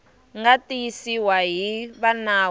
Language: Tsonga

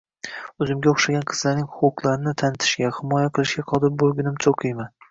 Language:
Uzbek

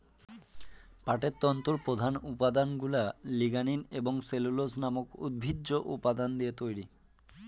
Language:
Bangla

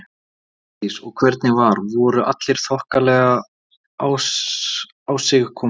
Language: Icelandic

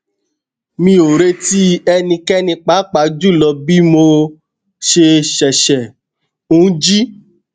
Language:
Yoruba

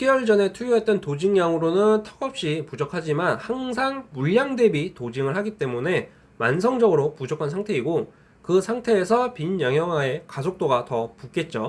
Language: Korean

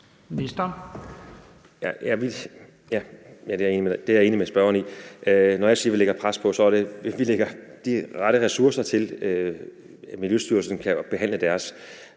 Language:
Danish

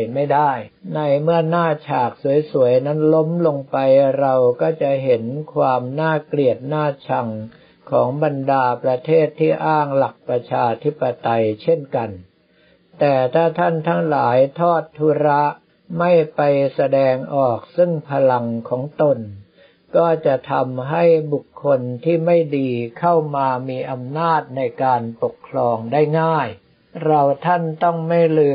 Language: Thai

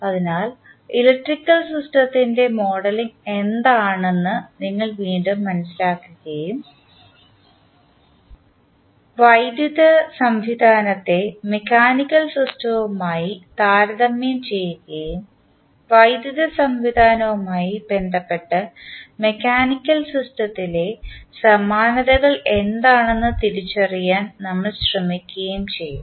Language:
Malayalam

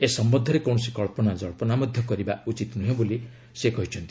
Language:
Odia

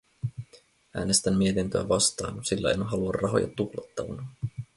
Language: Finnish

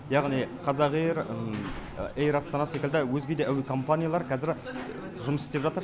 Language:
Kazakh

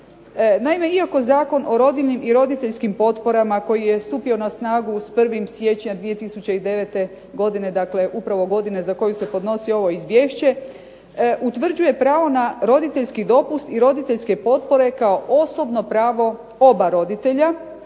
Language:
Croatian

